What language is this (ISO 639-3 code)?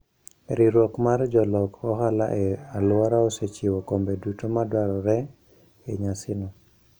luo